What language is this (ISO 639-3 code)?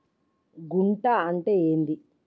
tel